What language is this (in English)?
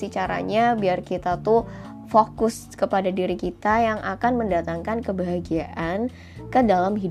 Indonesian